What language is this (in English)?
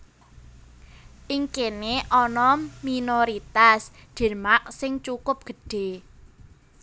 Javanese